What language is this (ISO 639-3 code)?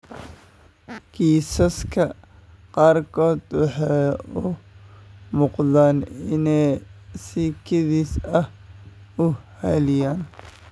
som